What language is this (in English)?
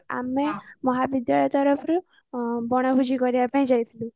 Odia